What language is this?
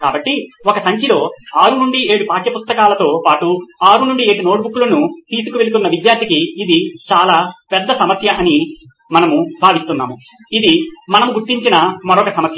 Telugu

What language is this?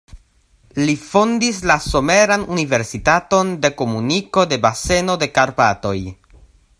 Esperanto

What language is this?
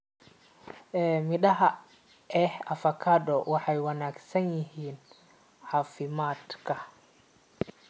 Somali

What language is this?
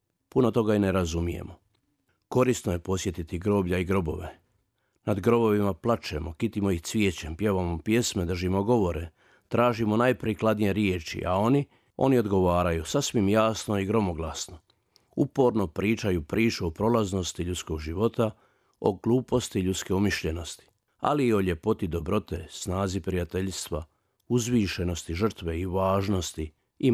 Croatian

